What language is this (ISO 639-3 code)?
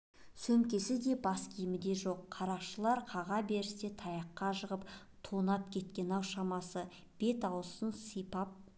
kaz